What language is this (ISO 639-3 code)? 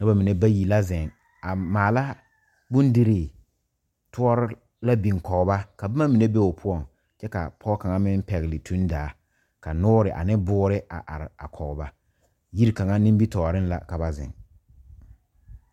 dga